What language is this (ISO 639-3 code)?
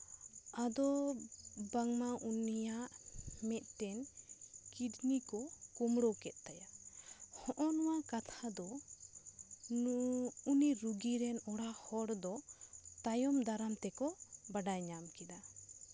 sat